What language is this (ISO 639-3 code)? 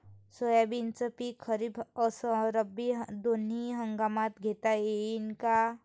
mar